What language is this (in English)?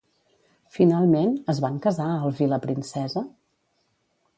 Catalan